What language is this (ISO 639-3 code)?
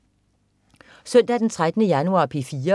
dan